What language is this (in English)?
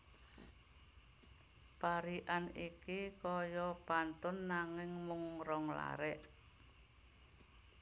Javanese